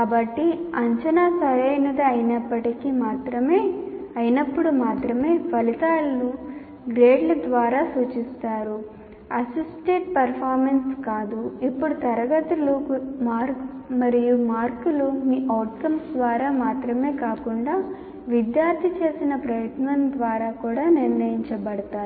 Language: Telugu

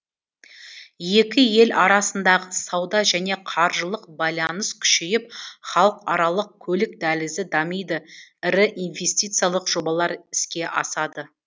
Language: Kazakh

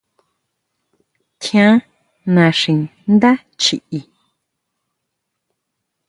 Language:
Huautla Mazatec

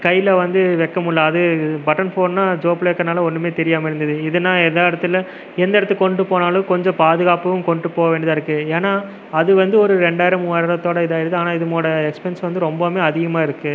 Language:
Tamil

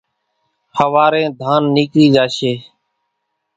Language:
Kachi Koli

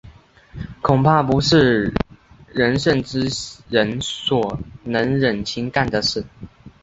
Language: Chinese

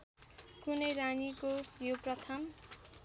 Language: Nepali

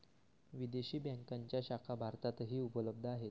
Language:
Marathi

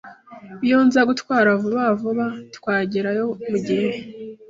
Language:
Kinyarwanda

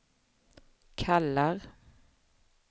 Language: Swedish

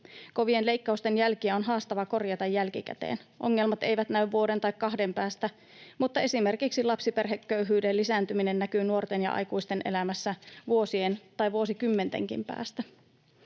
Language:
Finnish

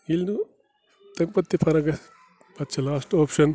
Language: Kashmiri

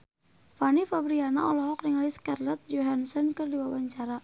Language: Sundanese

